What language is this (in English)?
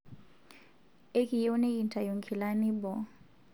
Masai